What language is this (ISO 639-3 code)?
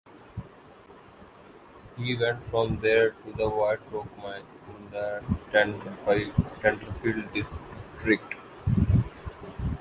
eng